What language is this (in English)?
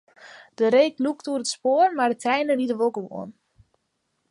Western Frisian